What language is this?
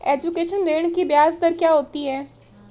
Hindi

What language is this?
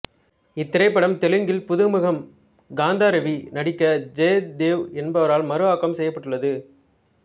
Tamil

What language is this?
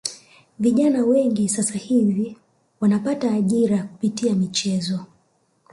Swahili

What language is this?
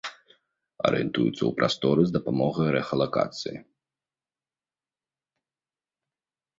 Belarusian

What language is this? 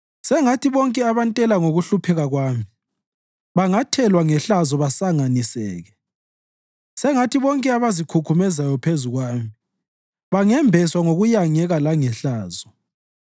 North Ndebele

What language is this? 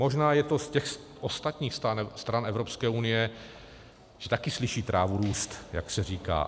Czech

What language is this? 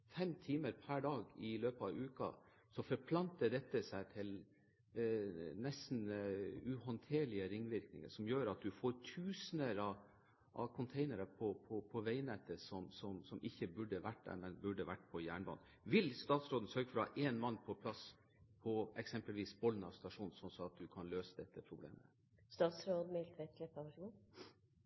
Norwegian Bokmål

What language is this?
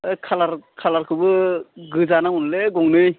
Bodo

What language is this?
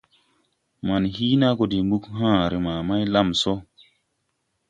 Tupuri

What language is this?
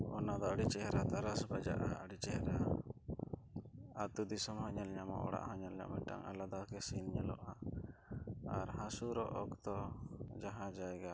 Santali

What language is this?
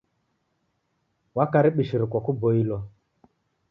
Taita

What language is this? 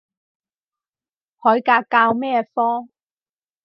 Cantonese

